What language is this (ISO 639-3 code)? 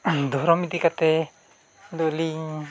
sat